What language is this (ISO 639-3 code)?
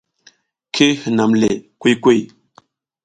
giz